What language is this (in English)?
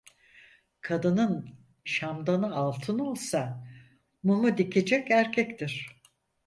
Turkish